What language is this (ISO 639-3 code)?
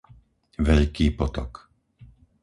slk